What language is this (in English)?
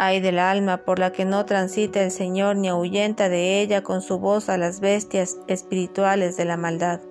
Spanish